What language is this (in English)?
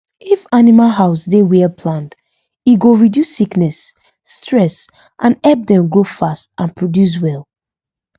Nigerian Pidgin